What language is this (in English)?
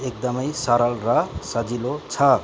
Nepali